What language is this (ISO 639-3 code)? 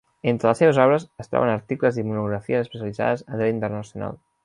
cat